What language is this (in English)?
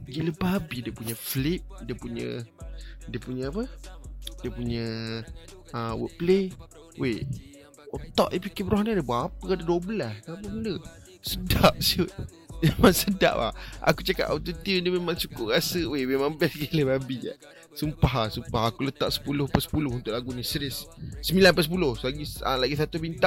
Malay